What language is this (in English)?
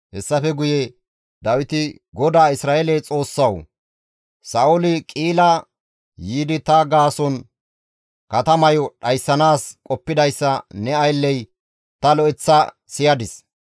Gamo